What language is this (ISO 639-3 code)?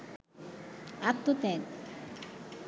ben